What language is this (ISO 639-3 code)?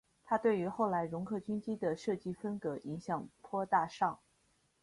zho